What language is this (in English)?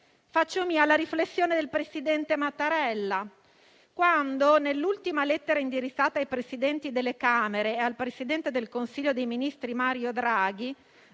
Italian